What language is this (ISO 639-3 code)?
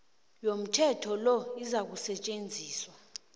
nbl